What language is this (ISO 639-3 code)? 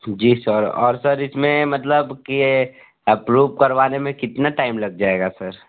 hin